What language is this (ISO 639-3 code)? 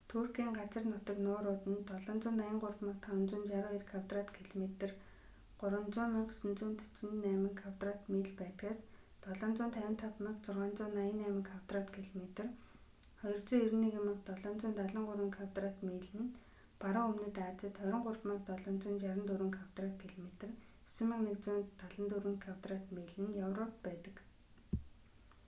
mon